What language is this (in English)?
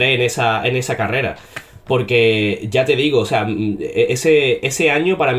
Spanish